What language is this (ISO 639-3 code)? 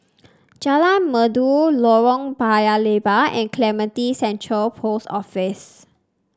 eng